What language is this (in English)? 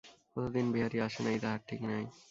Bangla